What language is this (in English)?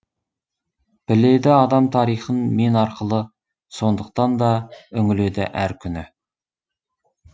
Kazakh